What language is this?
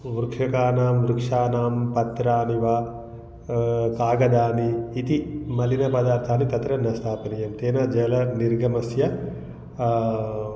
Sanskrit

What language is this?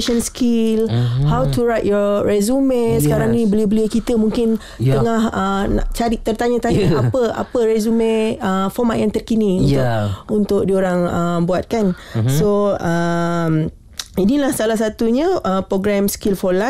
Malay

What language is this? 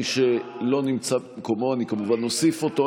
Hebrew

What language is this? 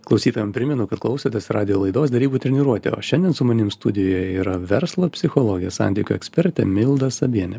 Lithuanian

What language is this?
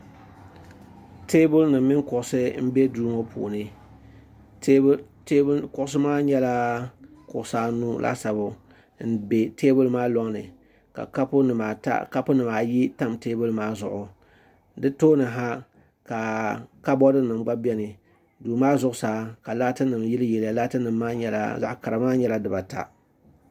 Dagbani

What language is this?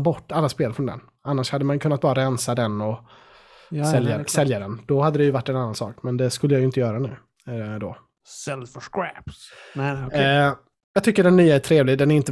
Swedish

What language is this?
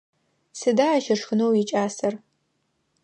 Adyghe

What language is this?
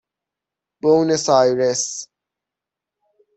Persian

